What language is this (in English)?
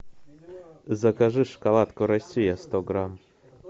Russian